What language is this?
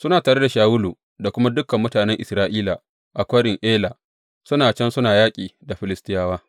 Hausa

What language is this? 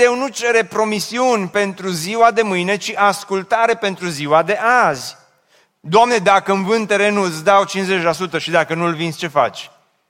Romanian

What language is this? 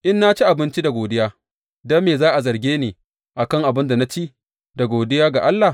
Hausa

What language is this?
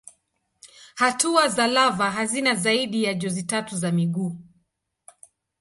Swahili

